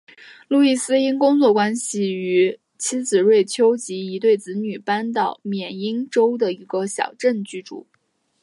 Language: Chinese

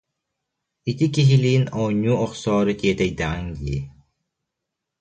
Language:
Yakut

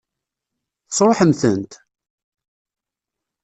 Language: Kabyle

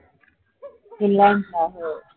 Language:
Marathi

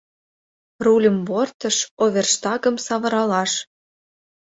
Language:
Mari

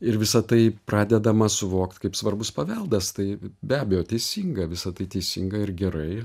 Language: Lithuanian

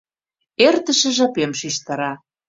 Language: Mari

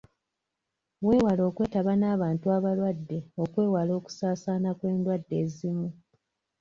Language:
Ganda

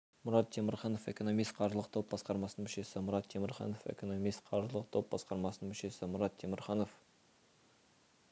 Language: Kazakh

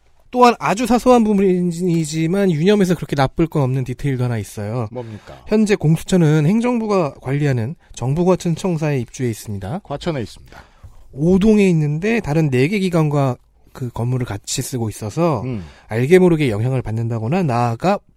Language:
Korean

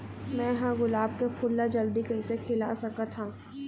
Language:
Chhattisgarhi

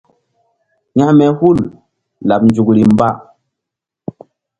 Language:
Mbum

